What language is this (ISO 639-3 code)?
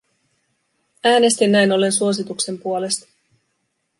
fin